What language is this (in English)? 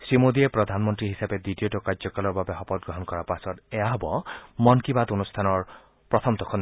Assamese